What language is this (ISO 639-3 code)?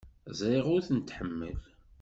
kab